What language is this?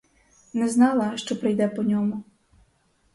Ukrainian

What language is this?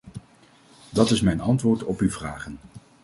Dutch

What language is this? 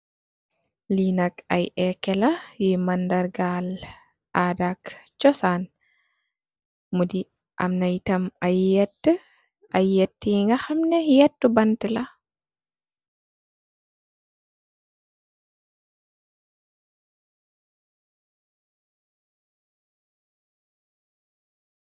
Wolof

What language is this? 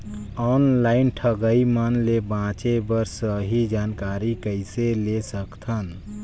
Chhattisgarhi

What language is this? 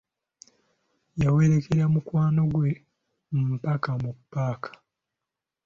Ganda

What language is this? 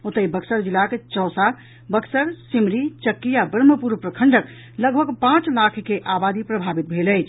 Maithili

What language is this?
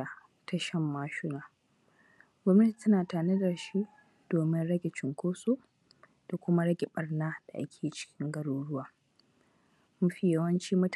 Hausa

